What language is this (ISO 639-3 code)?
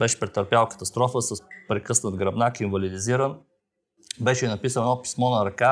bul